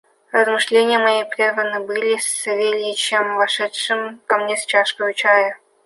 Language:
Russian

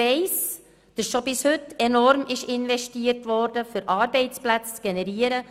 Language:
Swiss German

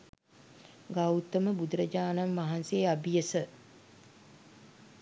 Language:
Sinhala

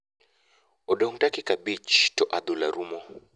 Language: Luo (Kenya and Tanzania)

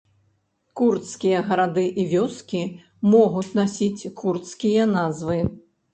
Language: Belarusian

